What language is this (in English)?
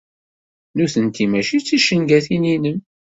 Kabyle